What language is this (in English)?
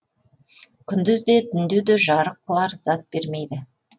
Kazakh